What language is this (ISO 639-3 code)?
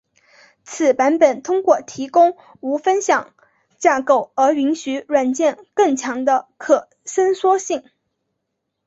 zho